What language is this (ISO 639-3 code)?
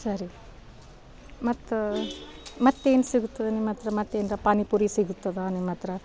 kan